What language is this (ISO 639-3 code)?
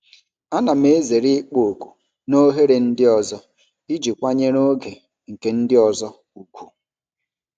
ibo